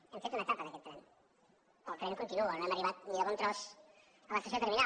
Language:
Catalan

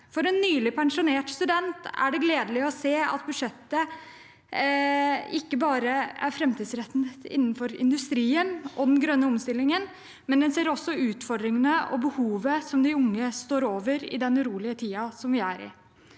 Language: Norwegian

